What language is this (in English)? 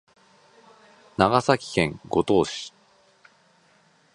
Japanese